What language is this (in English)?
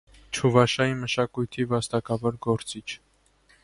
Armenian